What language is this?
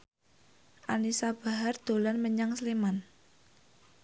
Javanese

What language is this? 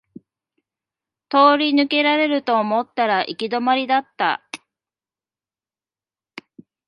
Japanese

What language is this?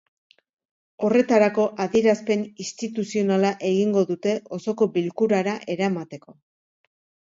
Basque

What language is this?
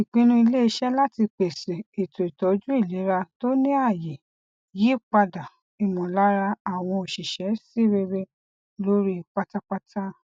Yoruba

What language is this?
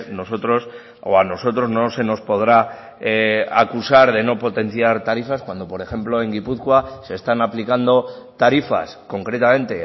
Spanish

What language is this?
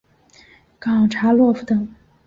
Chinese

